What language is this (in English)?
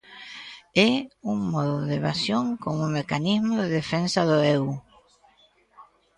Galician